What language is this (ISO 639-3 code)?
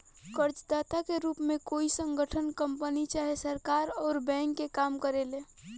bho